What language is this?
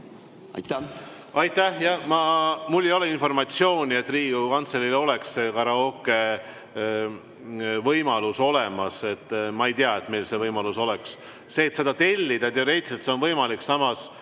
Estonian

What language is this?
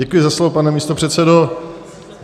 Czech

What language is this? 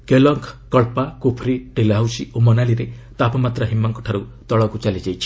Odia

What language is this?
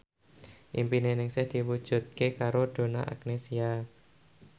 Javanese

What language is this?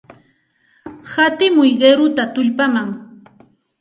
Santa Ana de Tusi Pasco Quechua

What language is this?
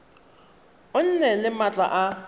Tswana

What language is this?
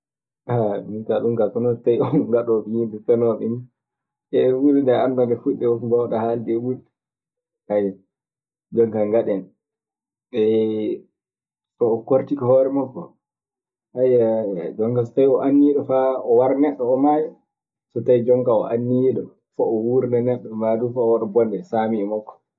Maasina Fulfulde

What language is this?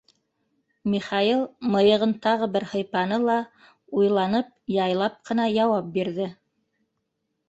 Bashkir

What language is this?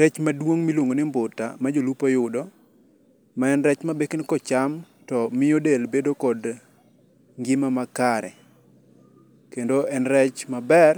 Luo (Kenya and Tanzania)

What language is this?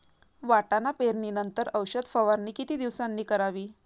Marathi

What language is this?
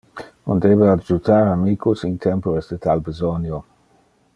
Interlingua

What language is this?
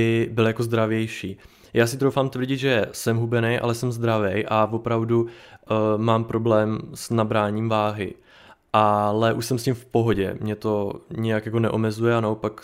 Czech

